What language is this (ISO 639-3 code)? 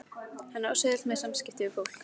isl